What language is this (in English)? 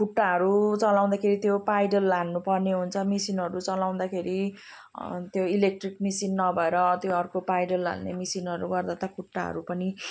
Nepali